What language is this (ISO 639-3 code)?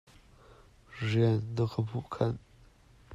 cnh